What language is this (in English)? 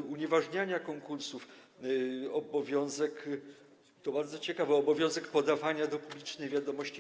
Polish